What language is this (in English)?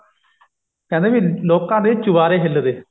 Punjabi